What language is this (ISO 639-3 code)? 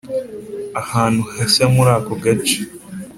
kin